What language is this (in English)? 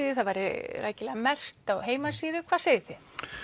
Icelandic